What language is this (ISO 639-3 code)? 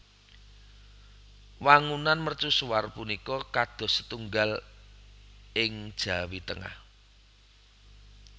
jav